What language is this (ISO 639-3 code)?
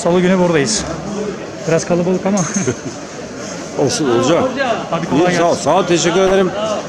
tur